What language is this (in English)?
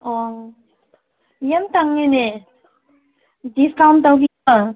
Manipuri